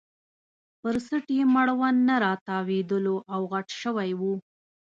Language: Pashto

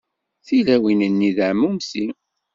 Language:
Kabyle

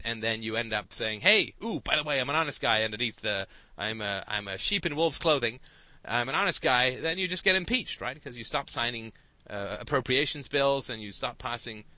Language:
English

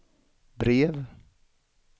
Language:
Swedish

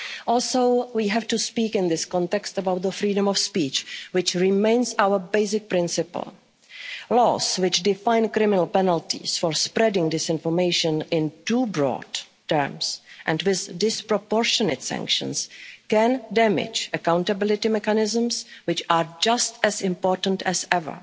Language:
English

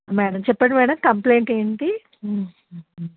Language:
Telugu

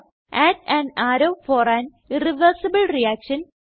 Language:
Malayalam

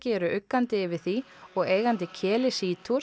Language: Icelandic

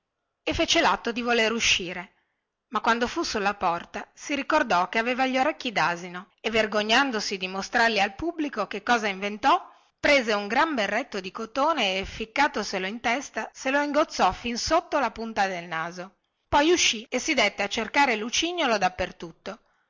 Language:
Italian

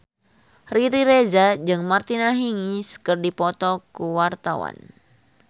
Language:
Sundanese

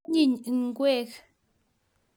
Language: Kalenjin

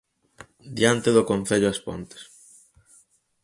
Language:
Galician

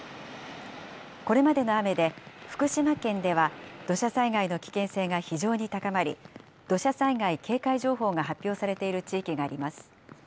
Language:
Japanese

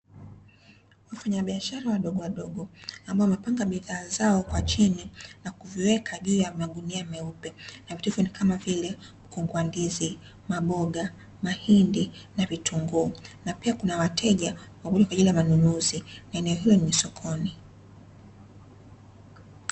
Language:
Swahili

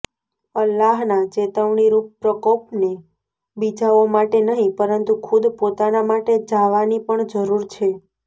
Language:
Gujarati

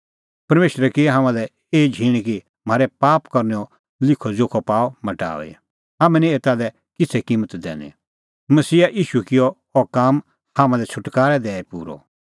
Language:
Kullu Pahari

